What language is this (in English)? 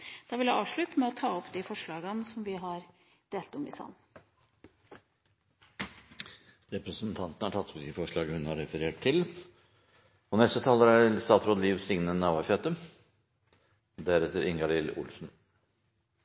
Norwegian